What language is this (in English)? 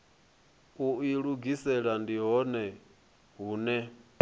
Venda